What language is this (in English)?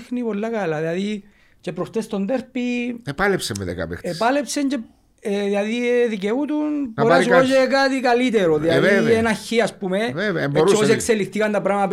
Greek